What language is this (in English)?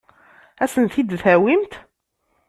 Kabyle